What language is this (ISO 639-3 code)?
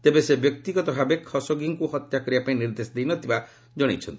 ori